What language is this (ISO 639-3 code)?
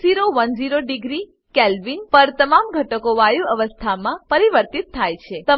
guj